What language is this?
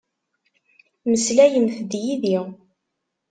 Kabyle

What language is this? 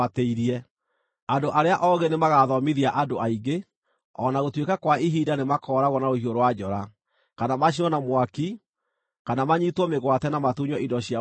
Kikuyu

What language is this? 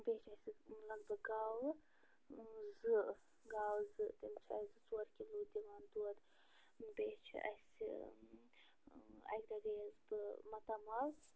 Kashmiri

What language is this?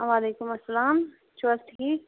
Kashmiri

